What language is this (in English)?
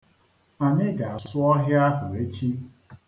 Igbo